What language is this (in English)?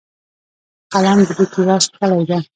Pashto